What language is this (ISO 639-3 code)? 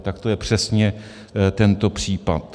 ces